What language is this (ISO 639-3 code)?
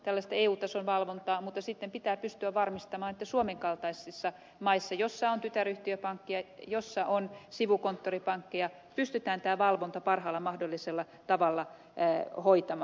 fin